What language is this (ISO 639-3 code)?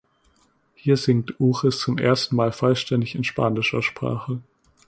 deu